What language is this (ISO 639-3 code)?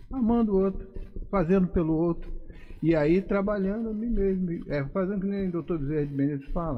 por